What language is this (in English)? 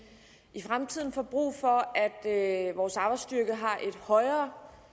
Danish